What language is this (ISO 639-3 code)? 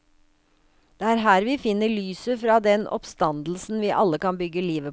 nor